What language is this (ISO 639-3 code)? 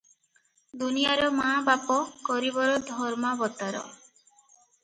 ori